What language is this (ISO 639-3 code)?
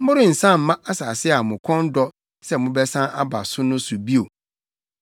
aka